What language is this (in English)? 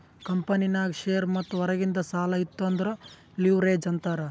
Kannada